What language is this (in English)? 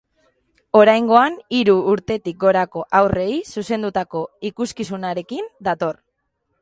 Basque